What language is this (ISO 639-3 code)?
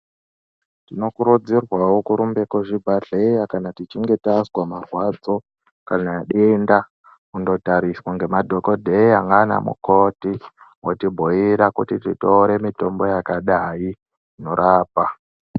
ndc